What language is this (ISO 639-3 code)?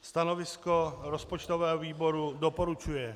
ces